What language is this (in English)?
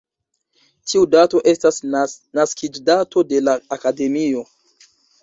Esperanto